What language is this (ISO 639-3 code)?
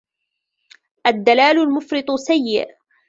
ara